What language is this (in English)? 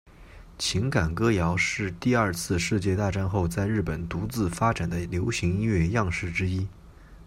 Chinese